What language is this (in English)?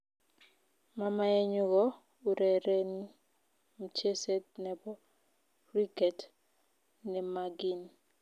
Kalenjin